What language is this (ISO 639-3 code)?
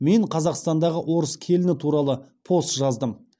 kaz